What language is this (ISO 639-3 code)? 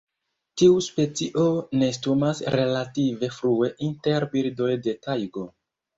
epo